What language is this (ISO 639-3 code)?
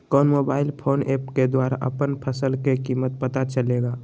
mag